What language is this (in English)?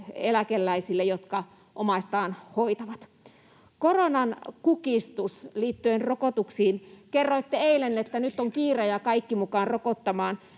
Finnish